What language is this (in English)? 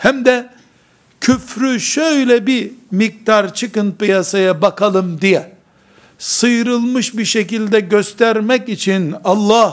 Turkish